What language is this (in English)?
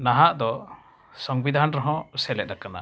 Santali